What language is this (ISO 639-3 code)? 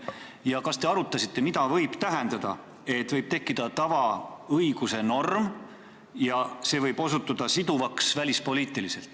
est